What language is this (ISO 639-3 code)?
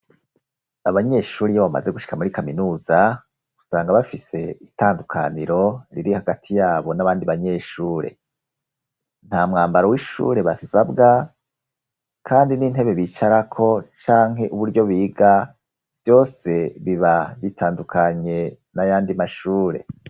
run